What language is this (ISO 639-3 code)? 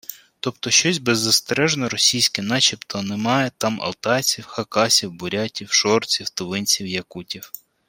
ukr